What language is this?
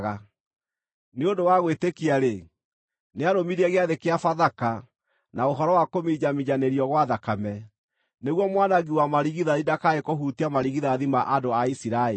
Kikuyu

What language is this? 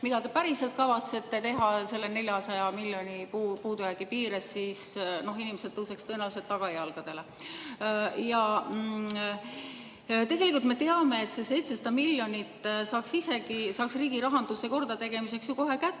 Estonian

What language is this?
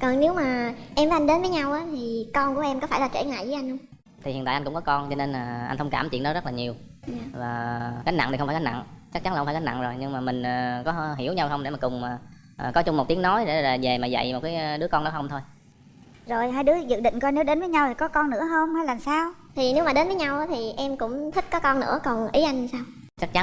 Vietnamese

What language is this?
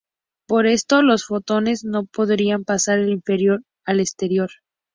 Spanish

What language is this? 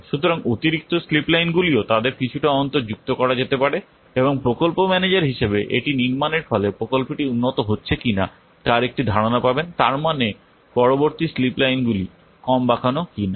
Bangla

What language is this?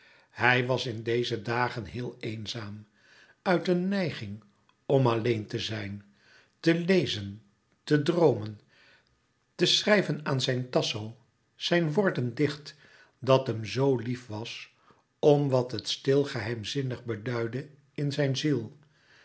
Dutch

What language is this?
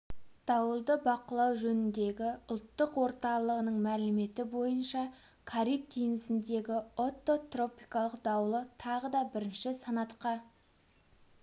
Kazakh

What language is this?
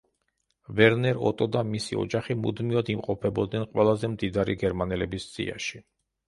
Georgian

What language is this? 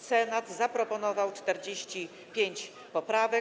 Polish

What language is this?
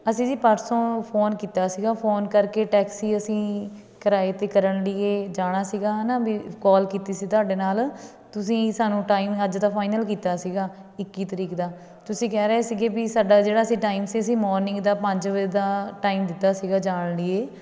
Punjabi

